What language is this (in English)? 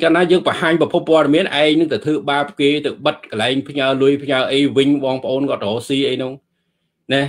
Vietnamese